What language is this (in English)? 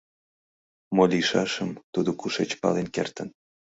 Mari